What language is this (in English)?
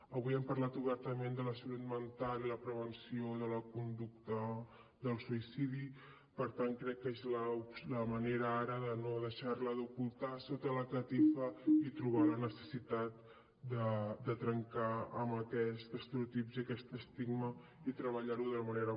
Catalan